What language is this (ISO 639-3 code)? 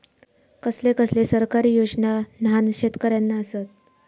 mar